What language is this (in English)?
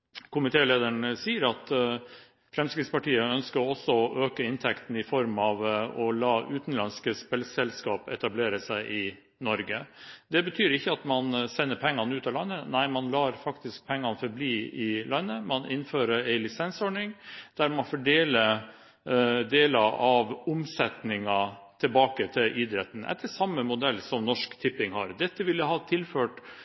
Norwegian Bokmål